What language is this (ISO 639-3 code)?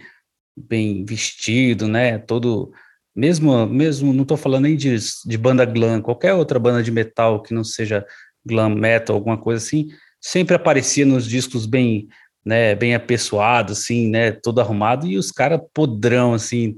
por